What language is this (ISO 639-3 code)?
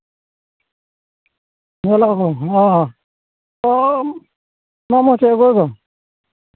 sat